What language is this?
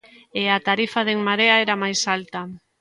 Galician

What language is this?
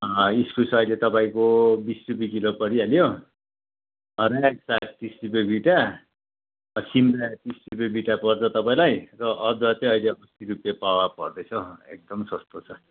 Nepali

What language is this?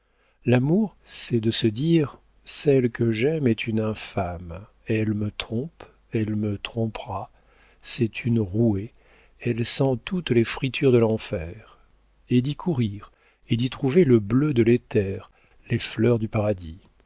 French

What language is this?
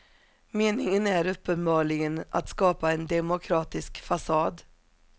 Swedish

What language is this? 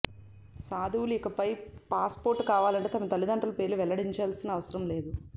Telugu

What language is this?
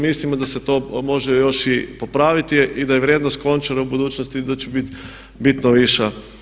Croatian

